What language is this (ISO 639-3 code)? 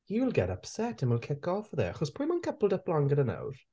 cym